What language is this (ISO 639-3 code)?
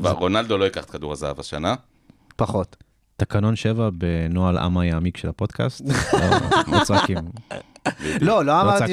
heb